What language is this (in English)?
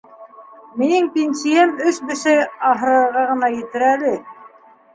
Bashkir